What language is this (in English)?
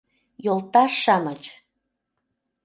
Mari